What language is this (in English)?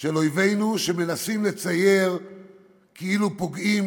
Hebrew